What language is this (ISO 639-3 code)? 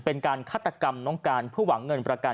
tha